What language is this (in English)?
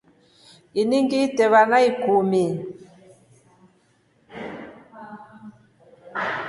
Rombo